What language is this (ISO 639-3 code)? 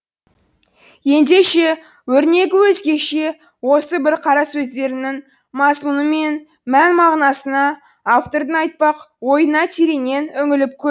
kaz